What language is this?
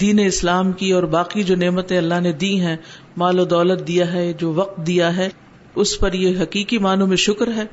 Urdu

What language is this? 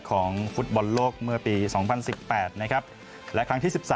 Thai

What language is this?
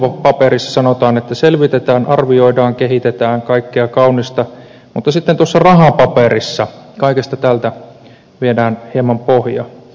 Finnish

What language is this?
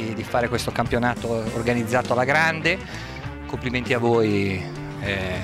Italian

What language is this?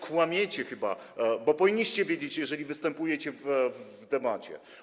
Polish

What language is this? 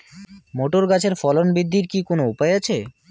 Bangla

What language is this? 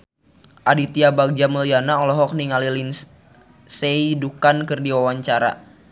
Sundanese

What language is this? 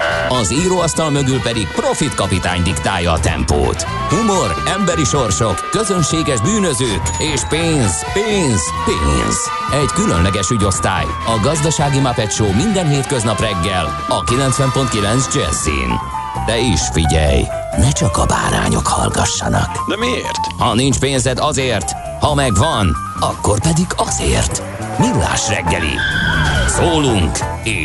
Hungarian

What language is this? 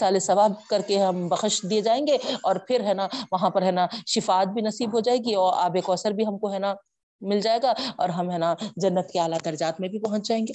Urdu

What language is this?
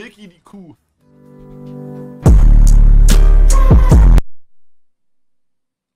German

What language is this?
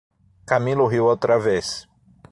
Portuguese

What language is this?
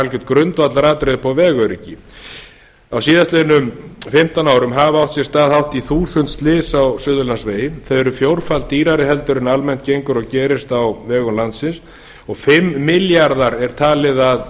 Icelandic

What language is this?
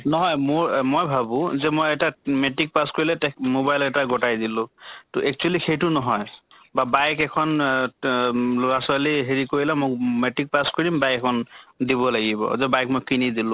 Assamese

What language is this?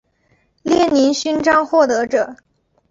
Chinese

